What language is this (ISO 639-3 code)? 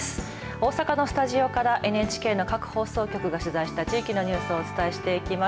jpn